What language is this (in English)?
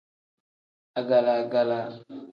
Tem